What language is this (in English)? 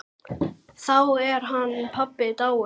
Icelandic